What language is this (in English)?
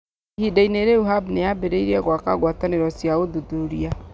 Kikuyu